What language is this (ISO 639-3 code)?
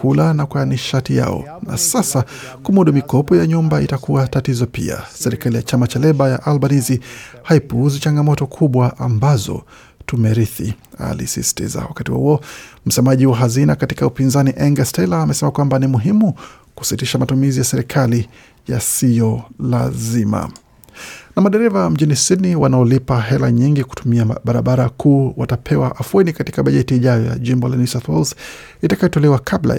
swa